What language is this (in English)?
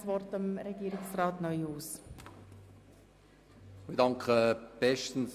Swiss German